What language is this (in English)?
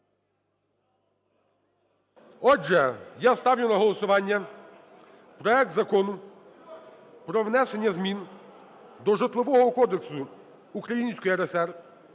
Ukrainian